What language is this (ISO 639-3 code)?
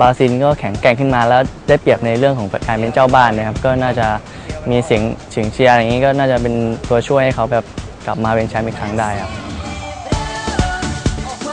tha